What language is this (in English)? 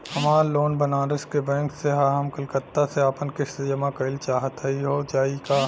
Bhojpuri